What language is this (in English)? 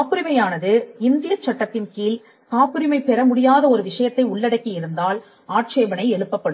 Tamil